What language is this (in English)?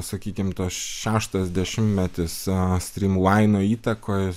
Lithuanian